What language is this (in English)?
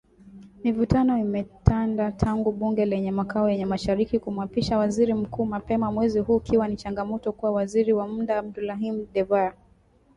Swahili